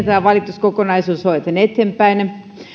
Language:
Finnish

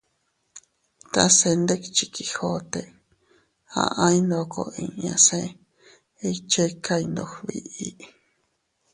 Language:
Teutila Cuicatec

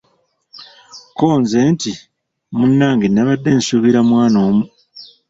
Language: Ganda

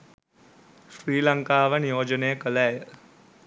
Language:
Sinhala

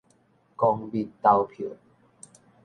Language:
Min Nan Chinese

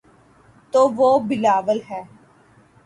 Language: Urdu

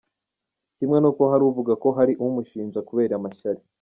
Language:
Kinyarwanda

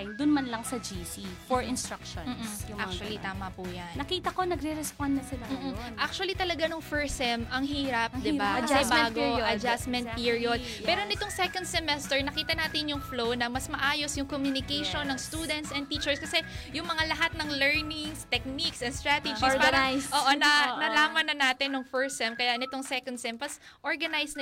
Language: Filipino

